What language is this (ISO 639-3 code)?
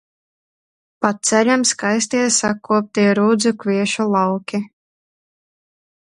lav